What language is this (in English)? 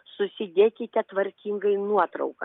Lithuanian